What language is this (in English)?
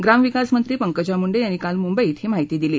Marathi